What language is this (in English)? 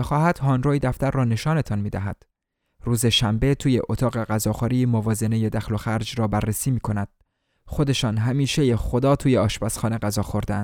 Persian